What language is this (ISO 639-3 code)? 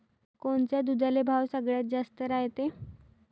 mar